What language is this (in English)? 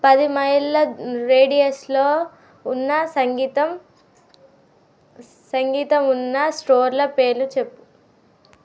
Telugu